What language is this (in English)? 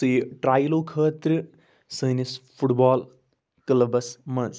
Kashmiri